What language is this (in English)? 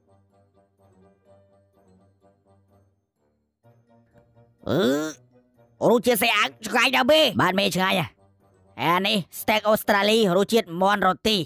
Thai